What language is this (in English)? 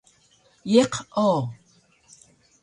Taroko